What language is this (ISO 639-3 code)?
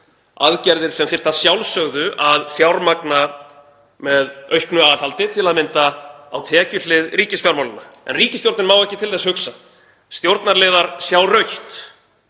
isl